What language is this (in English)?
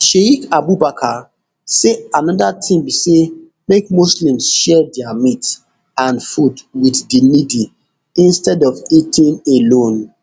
Nigerian Pidgin